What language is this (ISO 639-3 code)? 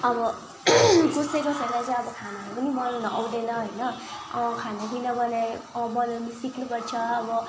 nep